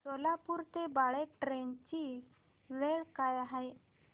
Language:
Marathi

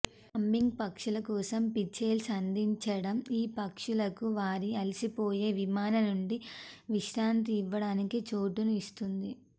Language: Telugu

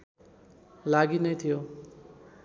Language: Nepali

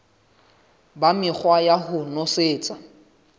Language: Southern Sotho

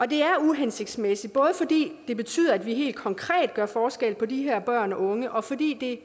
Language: Danish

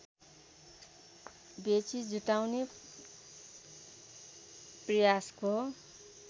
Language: Nepali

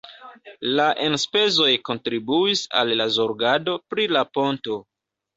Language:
Esperanto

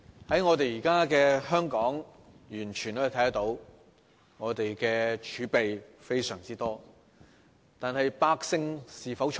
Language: Cantonese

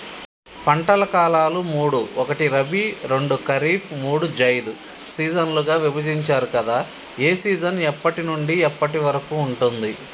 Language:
Telugu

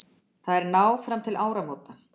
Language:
Icelandic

